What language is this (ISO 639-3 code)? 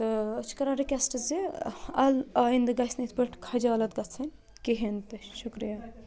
kas